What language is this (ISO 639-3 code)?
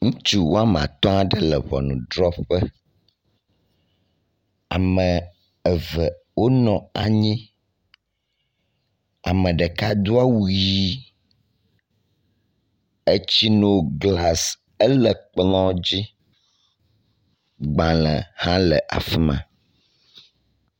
ewe